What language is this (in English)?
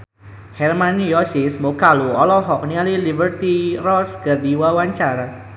Sundanese